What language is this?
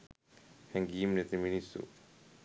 Sinhala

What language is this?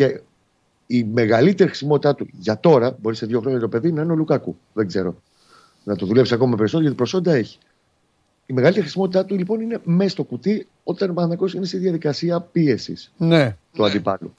Greek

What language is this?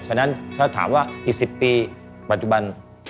Thai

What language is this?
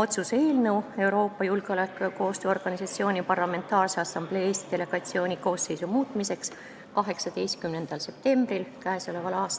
Estonian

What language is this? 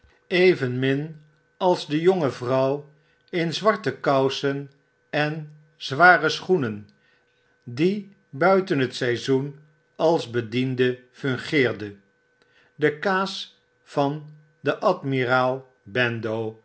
Dutch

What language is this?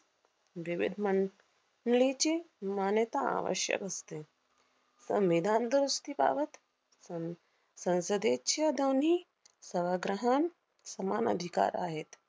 Marathi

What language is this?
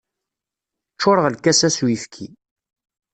Kabyle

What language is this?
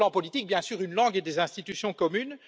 French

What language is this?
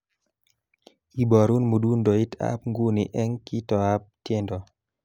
Kalenjin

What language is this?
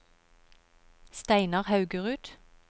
Norwegian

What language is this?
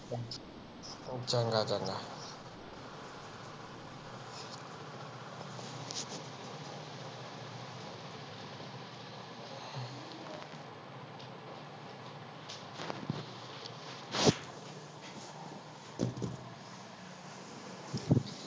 Punjabi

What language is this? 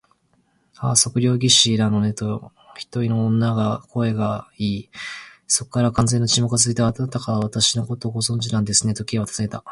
Japanese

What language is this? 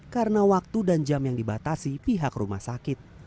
Indonesian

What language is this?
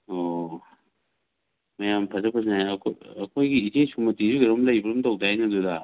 Manipuri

